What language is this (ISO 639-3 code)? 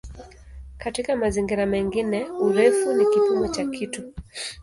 swa